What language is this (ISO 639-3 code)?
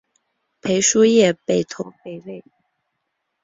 zho